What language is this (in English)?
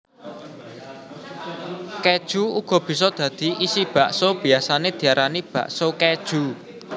Javanese